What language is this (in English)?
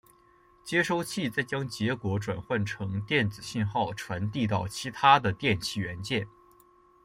Chinese